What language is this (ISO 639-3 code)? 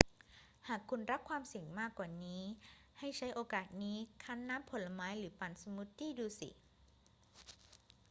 tha